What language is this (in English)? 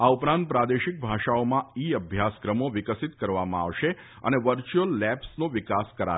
Gujarati